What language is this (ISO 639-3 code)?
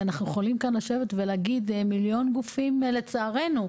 heb